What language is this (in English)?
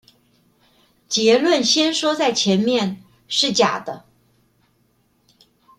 Chinese